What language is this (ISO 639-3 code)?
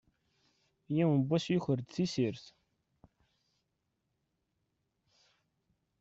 kab